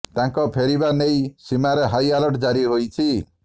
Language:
Odia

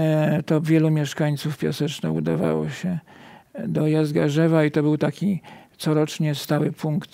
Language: Polish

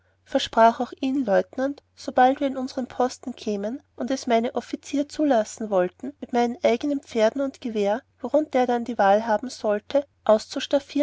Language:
German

